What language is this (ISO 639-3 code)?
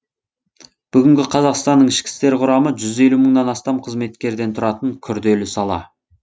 kaz